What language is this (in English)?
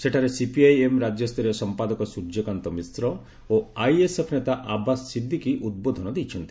Odia